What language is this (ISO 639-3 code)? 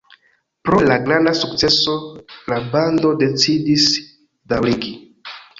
epo